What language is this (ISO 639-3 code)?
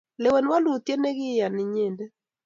kln